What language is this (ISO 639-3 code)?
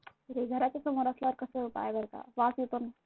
mar